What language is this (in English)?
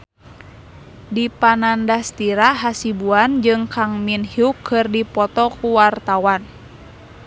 Sundanese